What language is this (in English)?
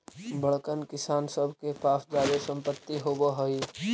Magahi